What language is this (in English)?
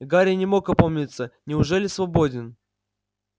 Russian